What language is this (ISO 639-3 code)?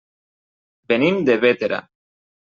cat